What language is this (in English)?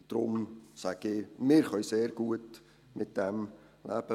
Swiss German